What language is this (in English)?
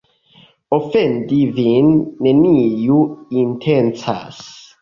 Esperanto